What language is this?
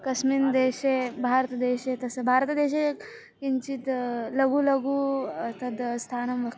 Sanskrit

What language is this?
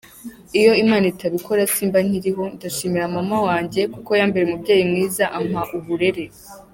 Kinyarwanda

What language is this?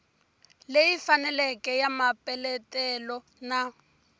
Tsonga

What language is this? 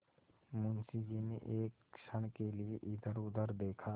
Hindi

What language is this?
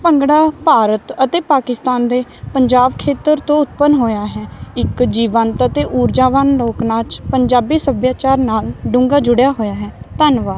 Punjabi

